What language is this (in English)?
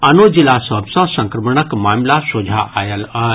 Maithili